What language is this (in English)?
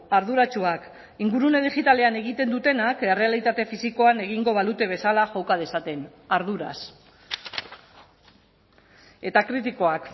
Basque